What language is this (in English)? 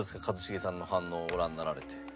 Japanese